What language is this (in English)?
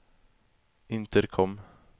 Swedish